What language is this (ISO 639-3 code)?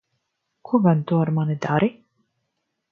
lav